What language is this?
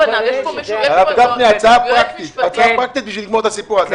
Hebrew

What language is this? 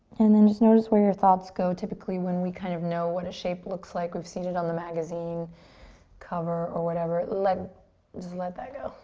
English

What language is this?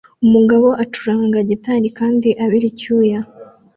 Kinyarwanda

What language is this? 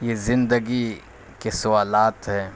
Urdu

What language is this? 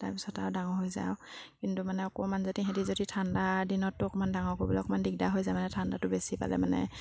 Assamese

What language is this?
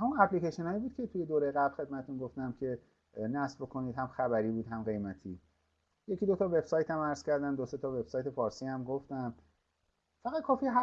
Persian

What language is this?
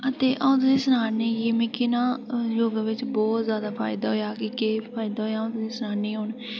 Dogri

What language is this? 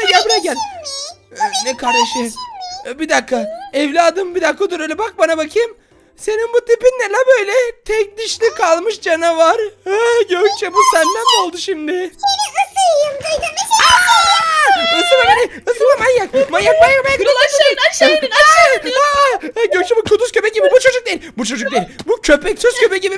Turkish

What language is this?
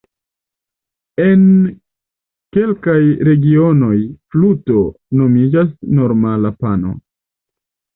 Esperanto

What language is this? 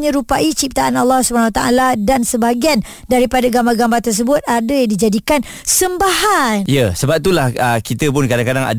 Malay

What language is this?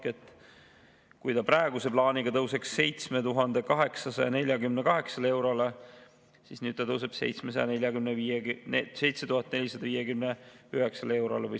Estonian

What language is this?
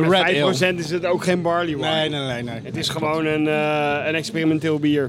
Dutch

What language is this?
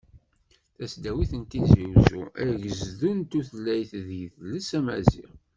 Kabyle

